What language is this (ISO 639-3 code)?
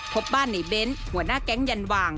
tha